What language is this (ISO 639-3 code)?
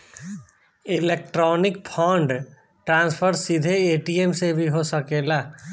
bho